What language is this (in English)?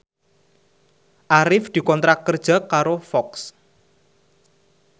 Javanese